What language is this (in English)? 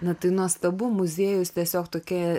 Lithuanian